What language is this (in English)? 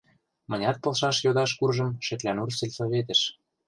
Mari